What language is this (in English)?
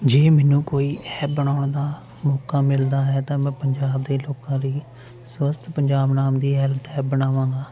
Punjabi